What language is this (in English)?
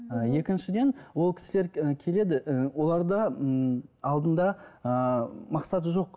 Kazakh